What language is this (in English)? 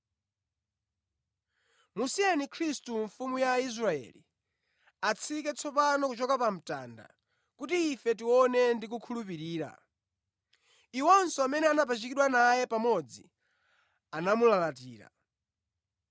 Nyanja